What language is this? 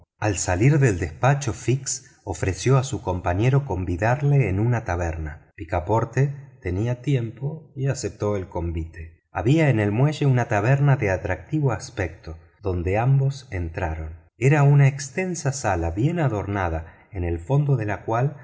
Spanish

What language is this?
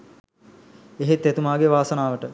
Sinhala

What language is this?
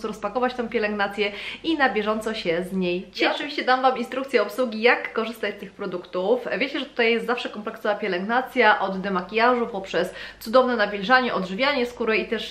Polish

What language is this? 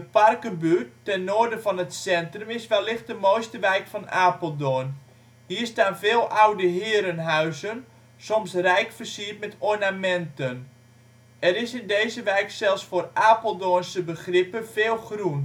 Dutch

